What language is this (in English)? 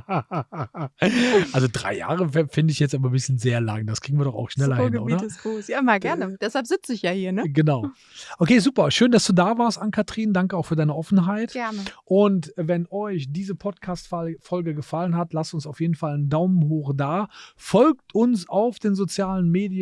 German